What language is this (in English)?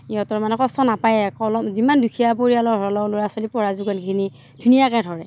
Assamese